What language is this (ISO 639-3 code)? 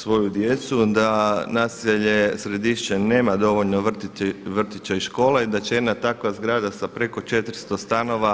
hrv